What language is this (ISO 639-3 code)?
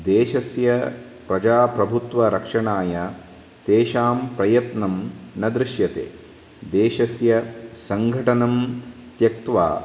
san